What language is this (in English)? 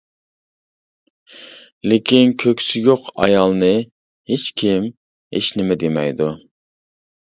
Uyghur